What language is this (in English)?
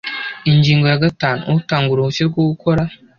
Kinyarwanda